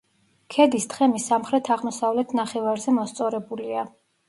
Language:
Georgian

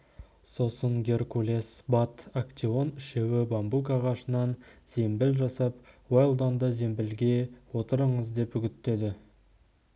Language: Kazakh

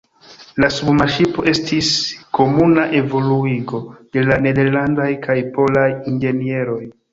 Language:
Esperanto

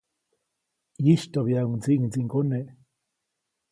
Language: Copainalá Zoque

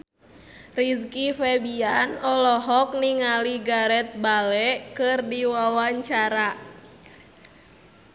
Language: Sundanese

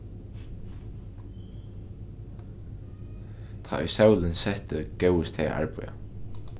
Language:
Faroese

